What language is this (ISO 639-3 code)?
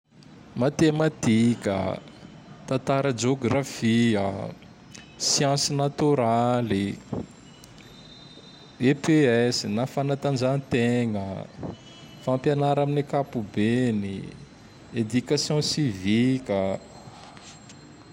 tdx